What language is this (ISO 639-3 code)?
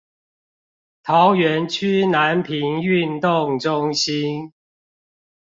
zho